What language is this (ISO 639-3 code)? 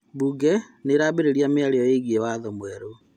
kik